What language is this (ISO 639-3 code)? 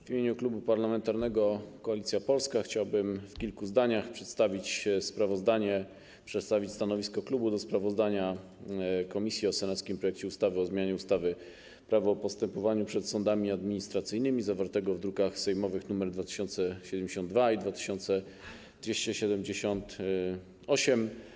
pol